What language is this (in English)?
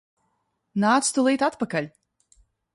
Latvian